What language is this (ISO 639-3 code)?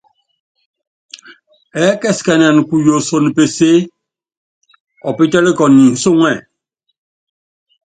yav